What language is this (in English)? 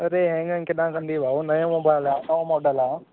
Sindhi